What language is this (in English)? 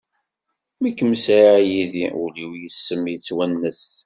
Kabyle